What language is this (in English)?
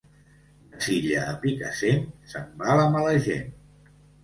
Catalan